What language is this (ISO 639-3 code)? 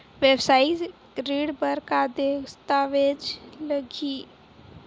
hne